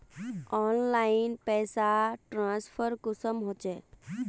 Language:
Magahi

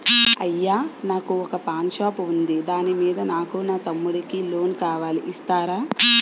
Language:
Telugu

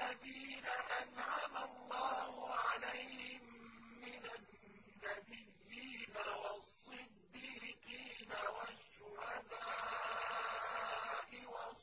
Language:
Arabic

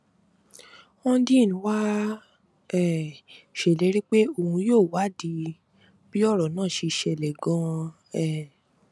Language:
Yoruba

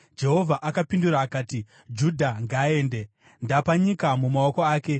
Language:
Shona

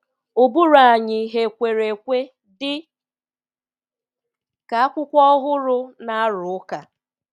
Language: Igbo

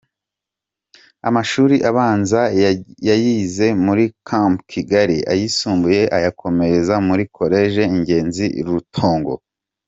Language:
Kinyarwanda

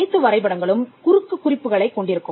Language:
Tamil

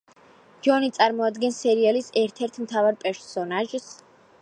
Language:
Georgian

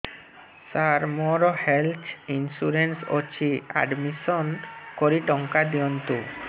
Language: Odia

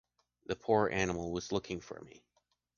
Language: English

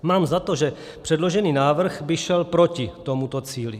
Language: Czech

